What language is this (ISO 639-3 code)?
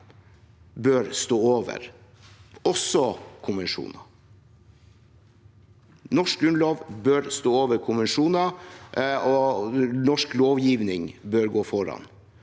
nor